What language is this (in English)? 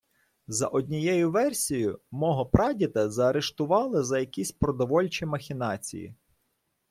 Ukrainian